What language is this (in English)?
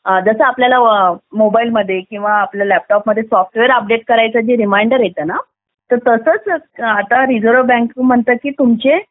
Marathi